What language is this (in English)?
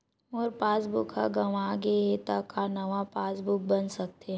Chhattisgarhi